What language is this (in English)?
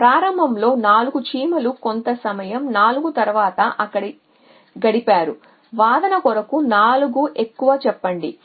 Telugu